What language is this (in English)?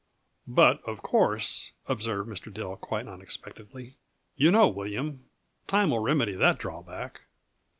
English